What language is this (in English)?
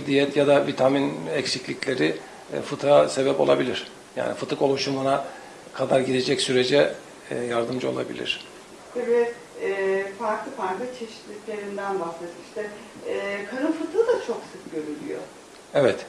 Turkish